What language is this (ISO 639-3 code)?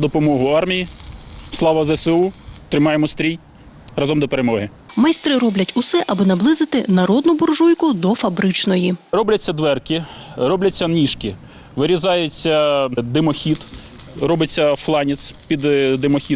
ukr